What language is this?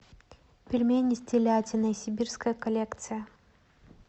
Russian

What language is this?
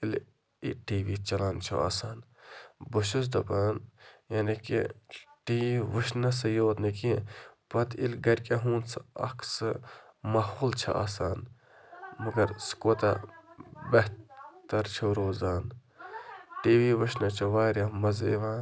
Kashmiri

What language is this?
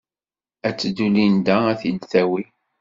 Kabyle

